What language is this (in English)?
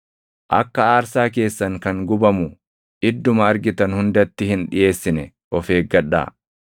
Oromo